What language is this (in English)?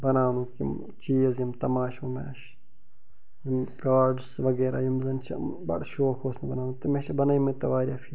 Kashmiri